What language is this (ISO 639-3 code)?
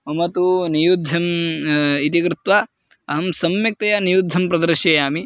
san